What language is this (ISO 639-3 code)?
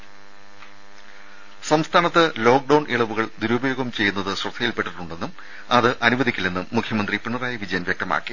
mal